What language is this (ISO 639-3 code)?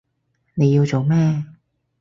yue